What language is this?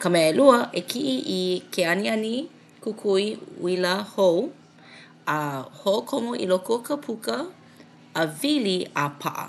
Hawaiian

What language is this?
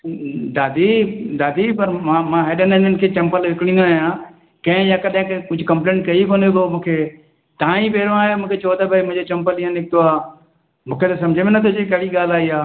Sindhi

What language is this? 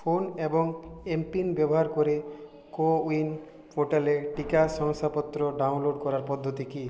Bangla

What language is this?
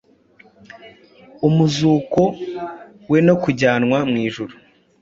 Kinyarwanda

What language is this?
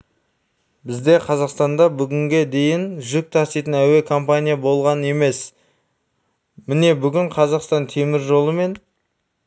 Kazakh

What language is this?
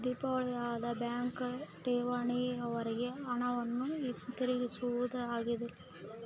Kannada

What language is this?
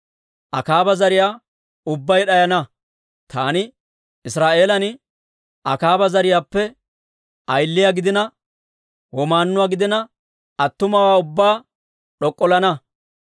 Dawro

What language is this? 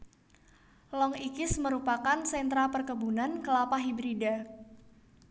Javanese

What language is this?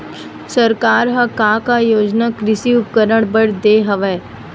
Chhattisgarhi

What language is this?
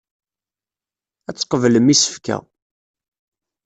Kabyle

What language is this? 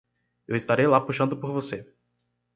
Portuguese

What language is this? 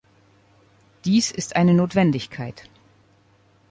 German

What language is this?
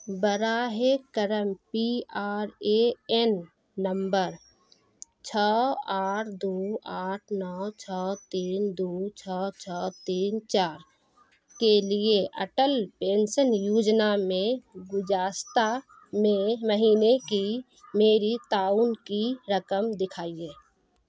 Urdu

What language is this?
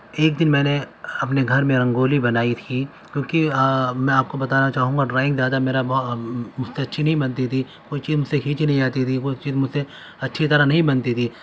Urdu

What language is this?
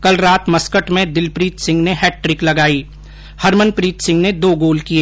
Hindi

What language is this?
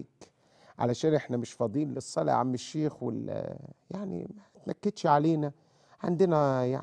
Arabic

